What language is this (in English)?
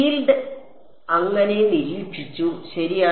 Malayalam